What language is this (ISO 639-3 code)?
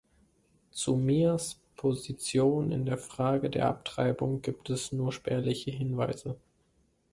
deu